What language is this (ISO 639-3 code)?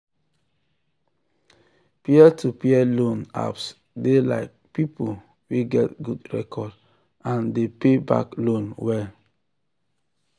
pcm